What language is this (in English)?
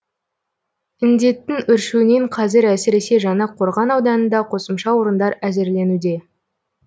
Kazakh